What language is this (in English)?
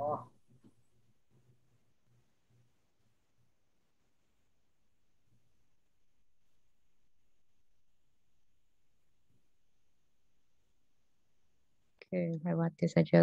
Indonesian